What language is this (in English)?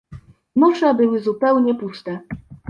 Polish